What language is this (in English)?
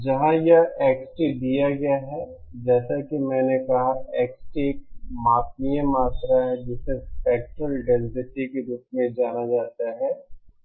Hindi